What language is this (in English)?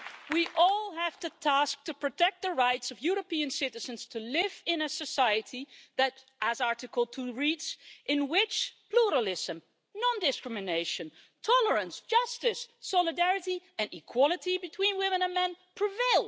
English